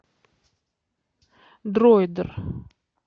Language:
Russian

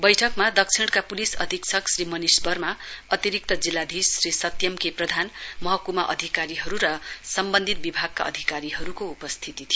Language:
Nepali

